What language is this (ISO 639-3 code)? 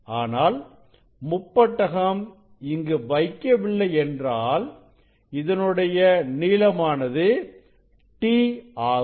tam